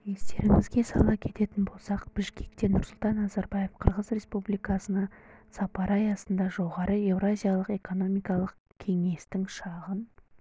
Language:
Kazakh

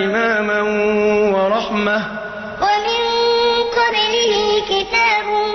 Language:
Arabic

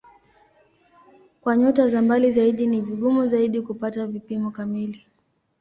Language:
Swahili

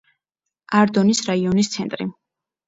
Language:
Georgian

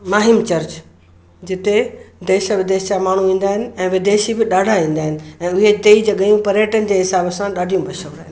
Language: Sindhi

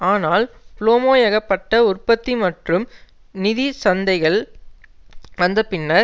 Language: Tamil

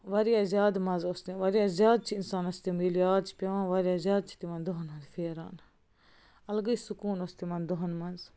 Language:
Kashmiri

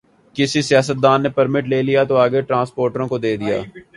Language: Urdu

